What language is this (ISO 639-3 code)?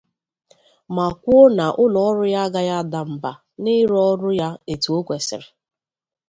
ibo